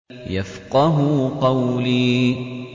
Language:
Arabic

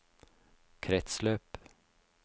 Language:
Norwegian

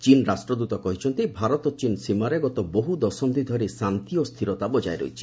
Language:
Odia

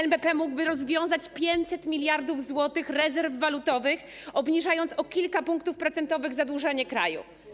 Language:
Polish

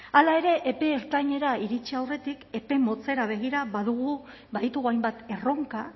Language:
Basque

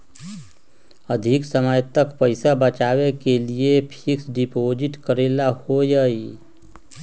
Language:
Magahi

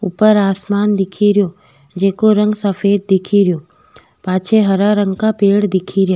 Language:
Rajasthani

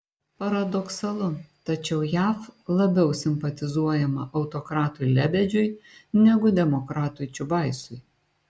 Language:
Lithuanian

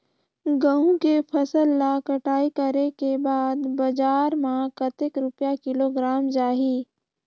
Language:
Chhattisgarhi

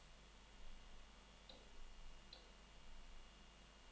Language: Danish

